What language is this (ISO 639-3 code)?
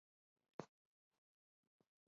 zho